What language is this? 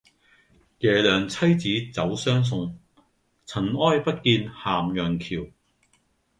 Cantonese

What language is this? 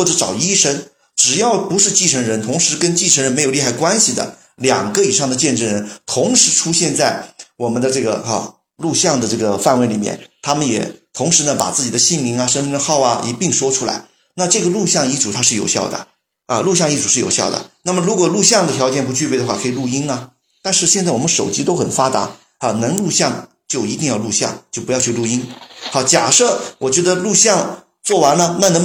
Chinese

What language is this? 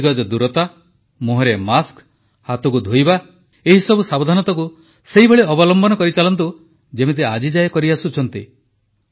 Odia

